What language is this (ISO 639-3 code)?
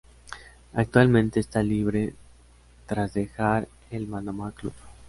spa